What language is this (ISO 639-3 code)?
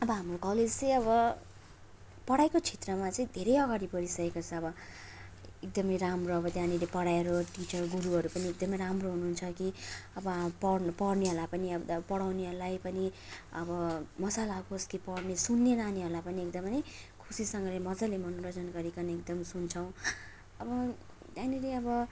nep